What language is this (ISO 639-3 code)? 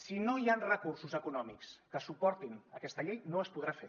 cat